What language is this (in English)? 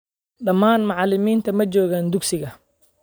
Somali